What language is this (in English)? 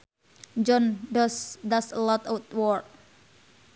Sundanese